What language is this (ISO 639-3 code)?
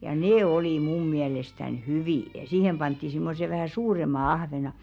fin